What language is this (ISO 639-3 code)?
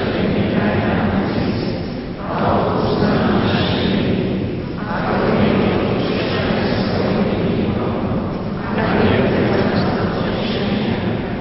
slk